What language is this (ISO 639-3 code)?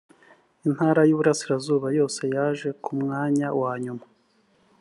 kin